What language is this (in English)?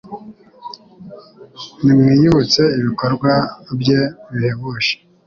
Kinyarwanda